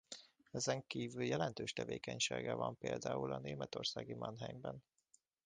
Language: Hungarian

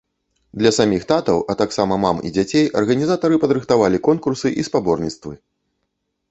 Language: Belarusian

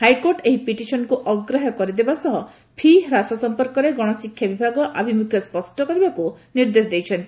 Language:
Odia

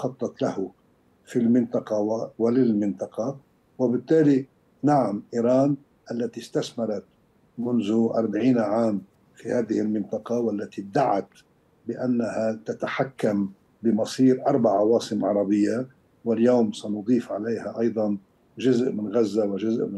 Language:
Arabic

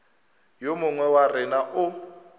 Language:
Northern Sotho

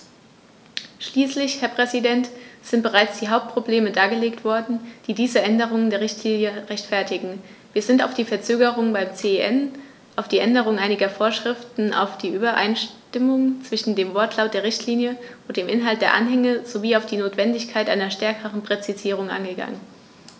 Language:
German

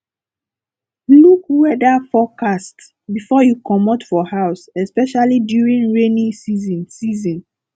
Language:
Nigerian Pidgin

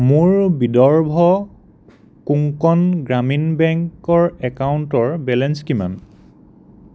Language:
Assamese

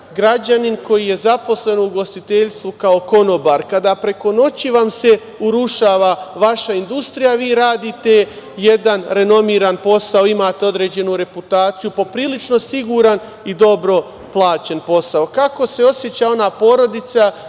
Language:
Serbian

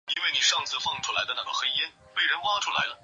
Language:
Chinese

